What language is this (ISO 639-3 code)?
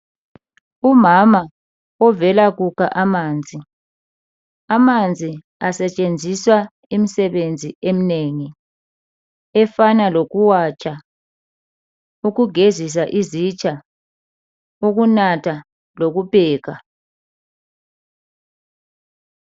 nde